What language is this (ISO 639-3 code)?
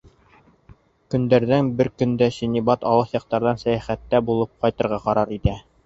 bak